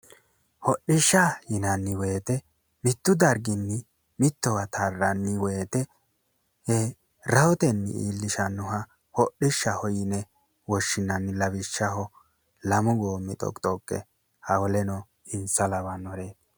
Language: Sidamo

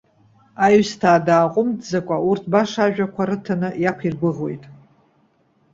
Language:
Abkhazian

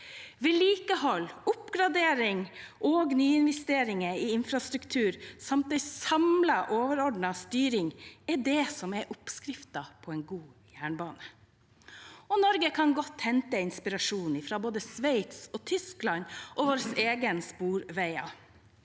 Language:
Norwegian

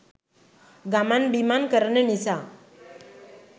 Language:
Sinhala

